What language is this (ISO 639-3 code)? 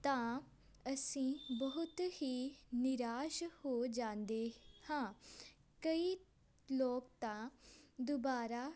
pan